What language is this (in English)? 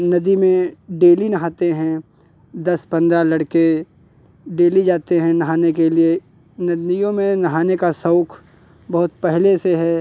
Hindi